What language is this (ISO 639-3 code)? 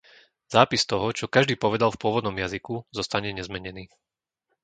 slk